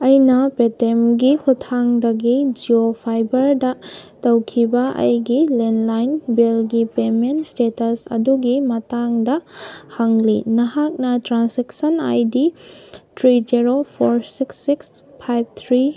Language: Manipuri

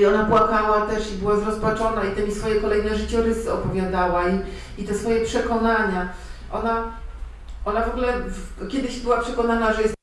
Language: Polish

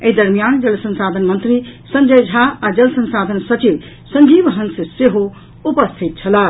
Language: Maithili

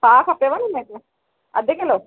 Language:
Sindhi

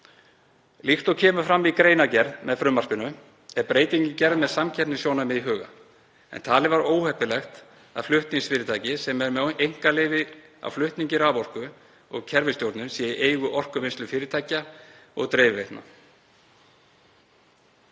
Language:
Icelandic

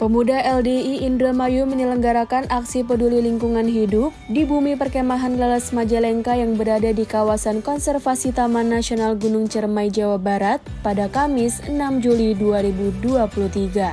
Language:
Indonesian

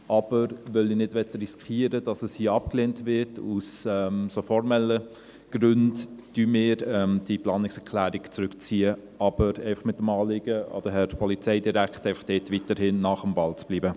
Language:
Swiss German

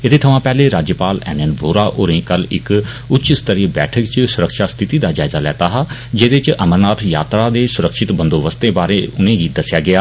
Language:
Dogri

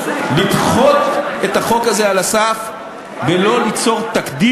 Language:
Hebrew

